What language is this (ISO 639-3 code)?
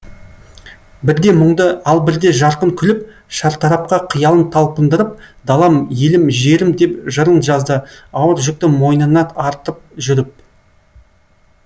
kaz